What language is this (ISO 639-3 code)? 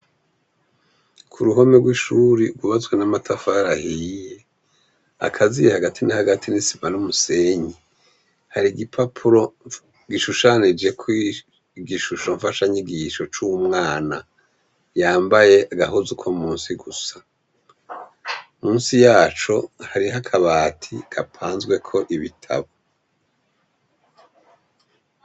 run